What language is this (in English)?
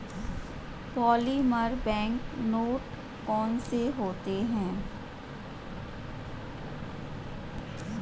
Hindi